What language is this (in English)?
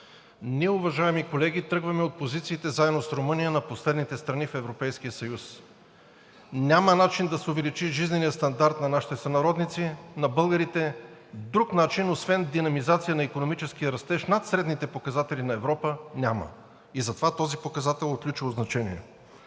Bulgarian